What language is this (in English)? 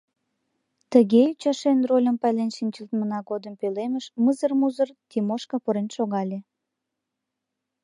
Mari